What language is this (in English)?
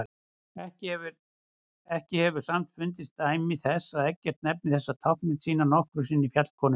Icelandic